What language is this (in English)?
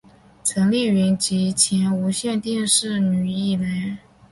Chinese